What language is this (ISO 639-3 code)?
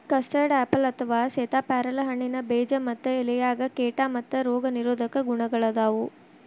kan